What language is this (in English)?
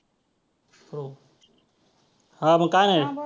Marathi